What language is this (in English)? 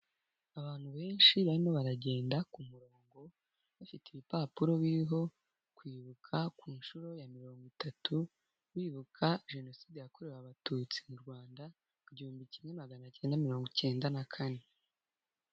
Kinyarwanda